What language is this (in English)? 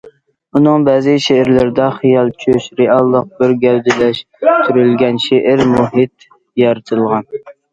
Uyghur